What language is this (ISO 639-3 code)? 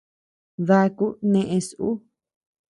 cux